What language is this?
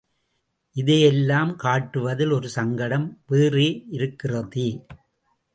Tamil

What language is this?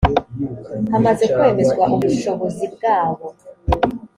Kinyarwanda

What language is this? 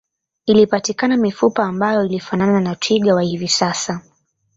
Swahili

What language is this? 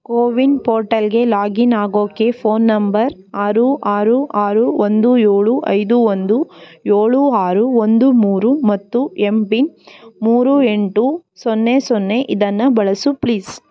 Kannada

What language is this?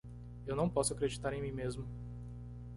Portuguese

